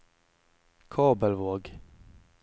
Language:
Norwegian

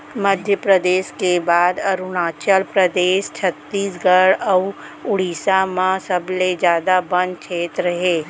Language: Chhattisgarhi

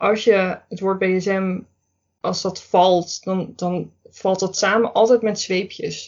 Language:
Dutch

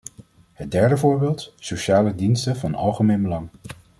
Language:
Dutch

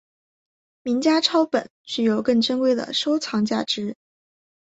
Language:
Chinese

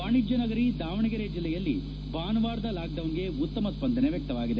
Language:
Kannada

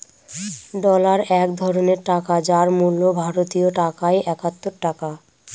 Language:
Bangla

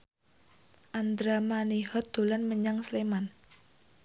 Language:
Javanese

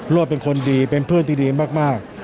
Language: Thai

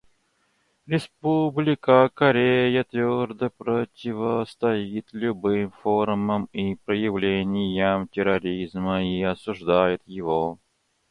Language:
Russian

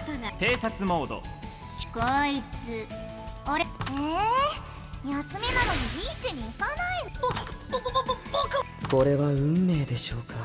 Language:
Japanese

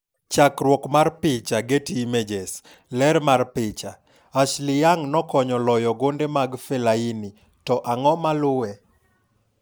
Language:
Luo (Kenya and Tanzania)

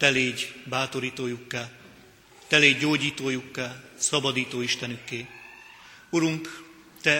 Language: Hungarian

